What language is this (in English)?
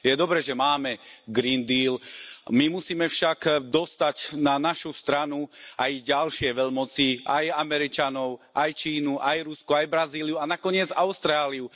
Slovak